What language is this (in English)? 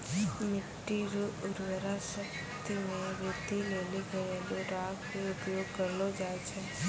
Maithili